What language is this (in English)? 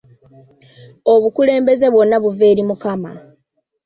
Ganda